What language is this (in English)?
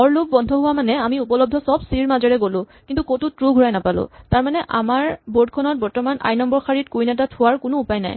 Assamese